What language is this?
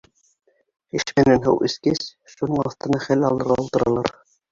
Bashkir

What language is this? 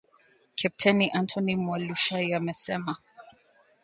Swahili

